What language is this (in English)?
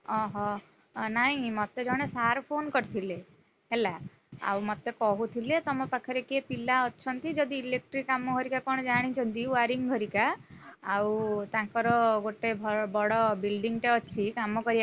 Odia